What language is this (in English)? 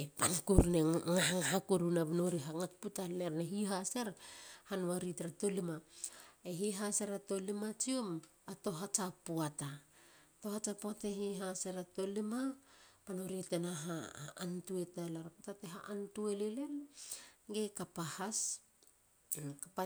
Halia